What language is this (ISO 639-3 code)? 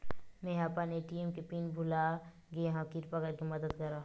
hne